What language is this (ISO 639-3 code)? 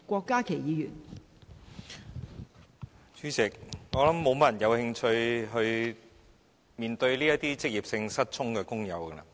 yue